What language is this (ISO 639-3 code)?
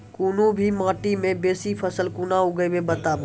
mai